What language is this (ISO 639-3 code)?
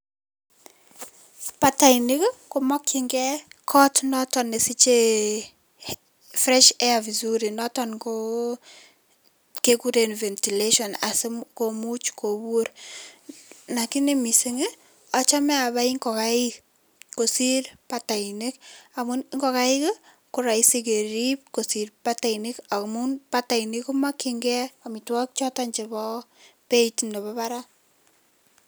kln